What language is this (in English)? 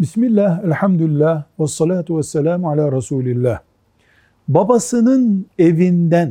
Turkish